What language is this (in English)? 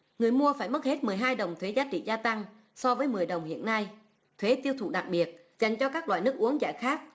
Vietnamese